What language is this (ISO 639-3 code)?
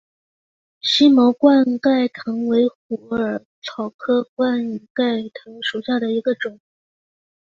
zho